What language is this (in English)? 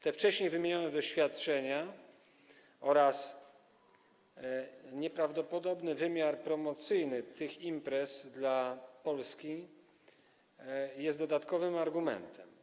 Polish